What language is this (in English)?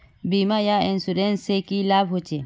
Magahi